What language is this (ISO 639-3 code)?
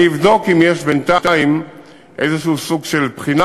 heb